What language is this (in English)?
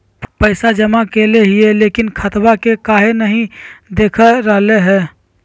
Magahi